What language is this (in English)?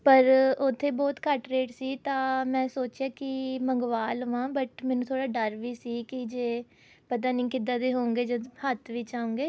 Punjabi